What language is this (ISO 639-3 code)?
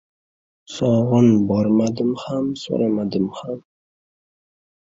uzb